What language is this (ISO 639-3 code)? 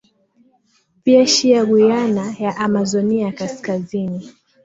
swa